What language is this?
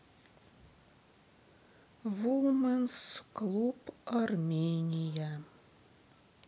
Russian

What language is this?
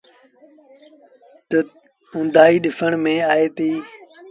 Sindhi Bhil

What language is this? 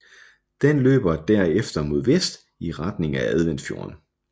Danish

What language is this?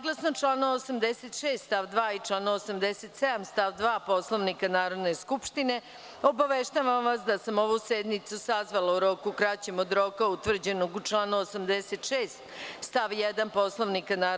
Serbian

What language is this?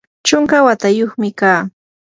Yanahuanca Pasco Quechua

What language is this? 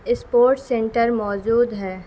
Urdu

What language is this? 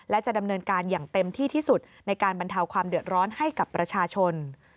Thai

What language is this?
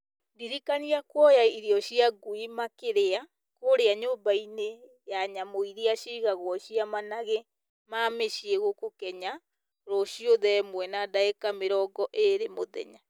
Kikuyu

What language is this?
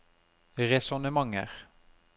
Norwegian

